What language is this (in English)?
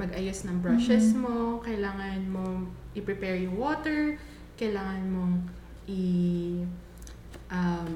Filipino